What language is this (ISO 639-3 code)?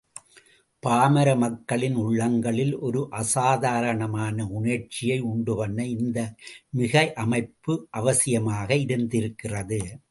tam